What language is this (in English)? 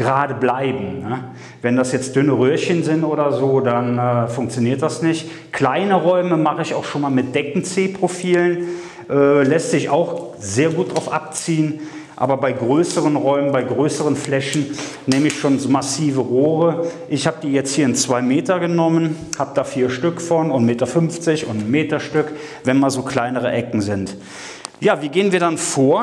German